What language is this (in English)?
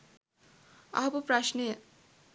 Sinhala